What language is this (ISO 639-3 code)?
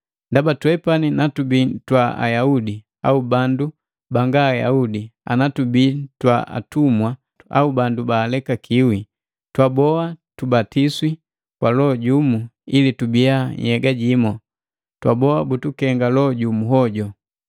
mgv